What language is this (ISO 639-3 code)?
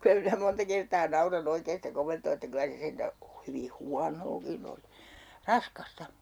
fin